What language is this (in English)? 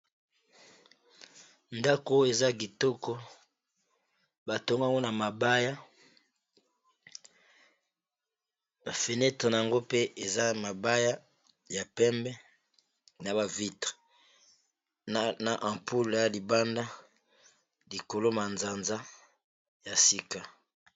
Lingala